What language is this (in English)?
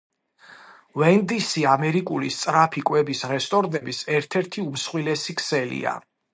Georgian